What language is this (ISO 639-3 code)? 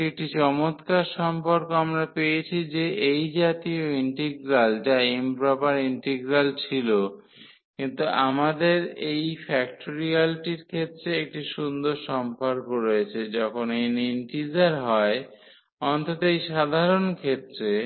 ben